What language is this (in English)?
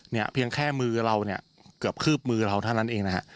Thai